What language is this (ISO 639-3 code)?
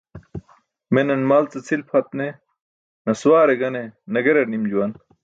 bsk